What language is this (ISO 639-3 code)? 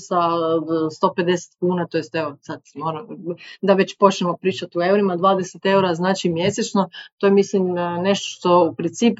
hrv